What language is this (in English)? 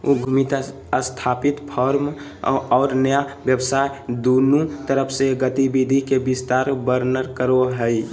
Magahi